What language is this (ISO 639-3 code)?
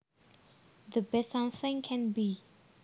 jav